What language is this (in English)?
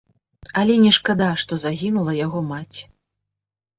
Belarusian